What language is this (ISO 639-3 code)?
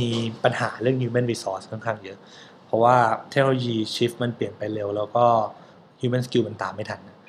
tha